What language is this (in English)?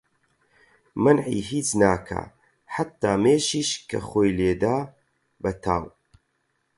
Central Kurdish